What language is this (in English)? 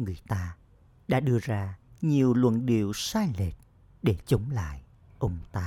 Vietnamese